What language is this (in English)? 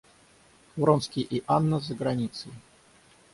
Russian